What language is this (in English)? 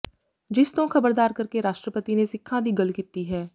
Punjabi